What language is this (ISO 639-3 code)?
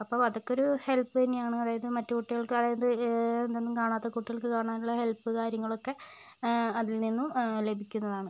mal